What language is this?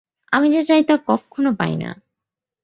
Bangla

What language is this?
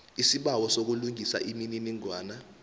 South Ndebele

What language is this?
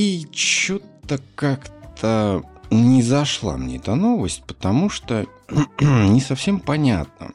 Russian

